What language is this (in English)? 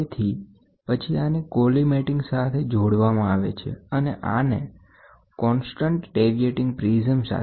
Gujarati